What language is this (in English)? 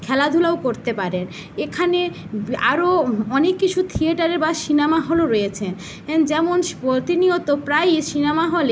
Bangla